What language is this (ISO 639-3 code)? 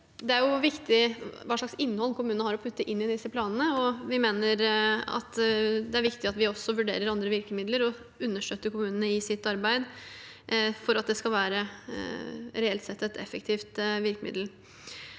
nor